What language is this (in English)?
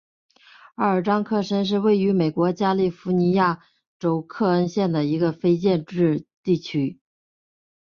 Chinese